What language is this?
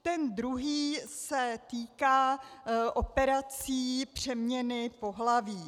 Czech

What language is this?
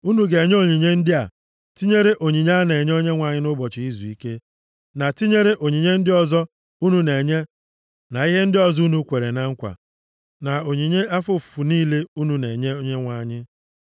Igbo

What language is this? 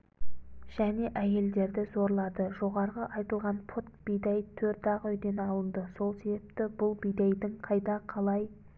Kazakh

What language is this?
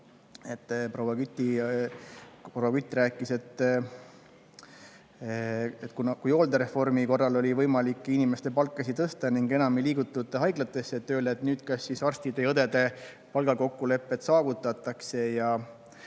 Estonian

